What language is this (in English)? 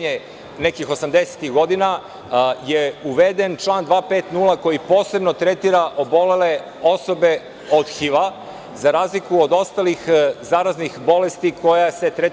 Serbian